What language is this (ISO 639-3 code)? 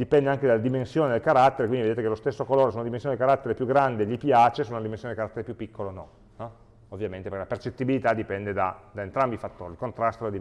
ita